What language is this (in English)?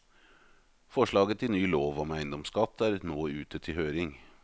Norwegian